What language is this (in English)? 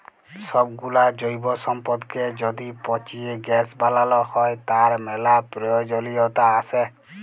Bangla